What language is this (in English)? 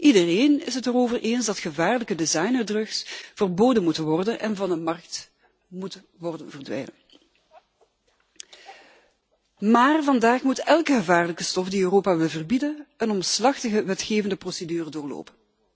Dutch